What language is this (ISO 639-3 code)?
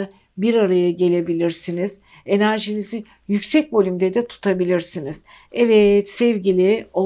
tur